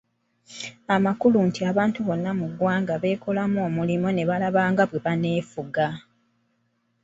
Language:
Ganda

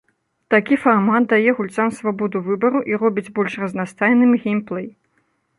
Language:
Belarusian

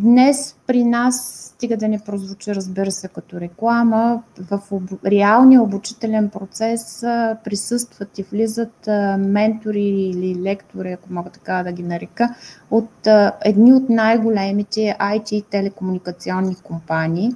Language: Bulgarian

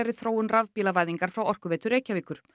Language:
Icelandic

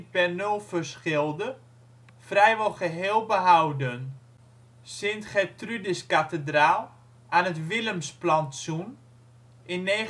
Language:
Dutch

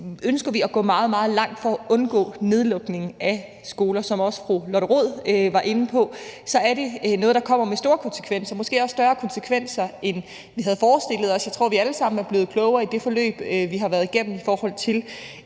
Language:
Danish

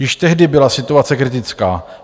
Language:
Czech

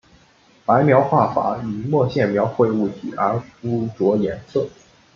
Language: Chinese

